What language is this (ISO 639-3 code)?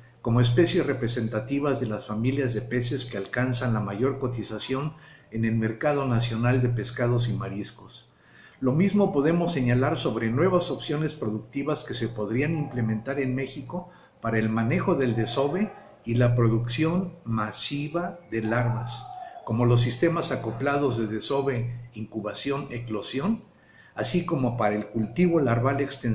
spa